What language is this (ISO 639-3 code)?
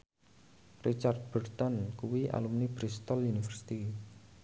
jav